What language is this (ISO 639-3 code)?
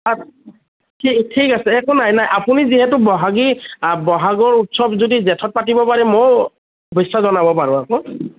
asm